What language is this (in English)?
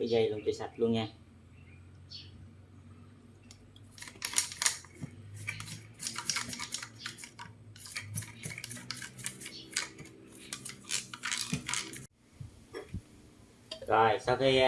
Vietnamese